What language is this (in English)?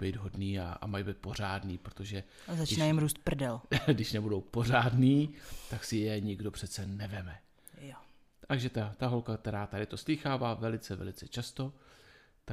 Czech